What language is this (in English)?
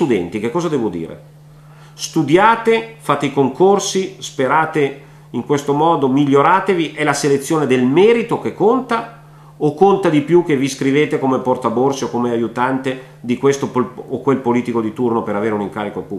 Italian